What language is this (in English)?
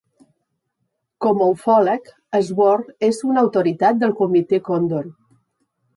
Catalan